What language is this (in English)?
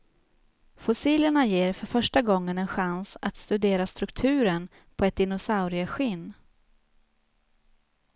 Swedish